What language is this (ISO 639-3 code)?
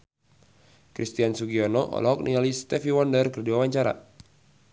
sun